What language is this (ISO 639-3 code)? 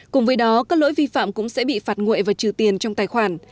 vie